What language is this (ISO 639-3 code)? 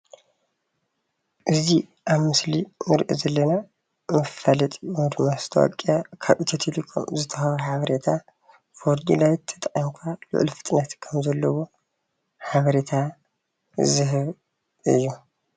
tir